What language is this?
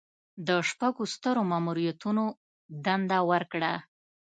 Pashto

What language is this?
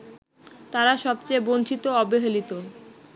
Bangla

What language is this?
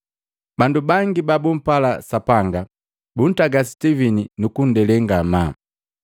Matengo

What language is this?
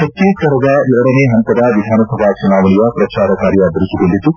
Kannada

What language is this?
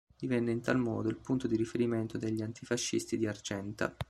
Italian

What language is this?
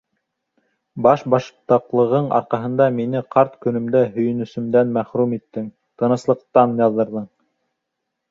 Bashkir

